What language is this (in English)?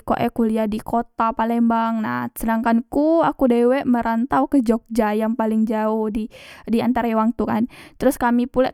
Musi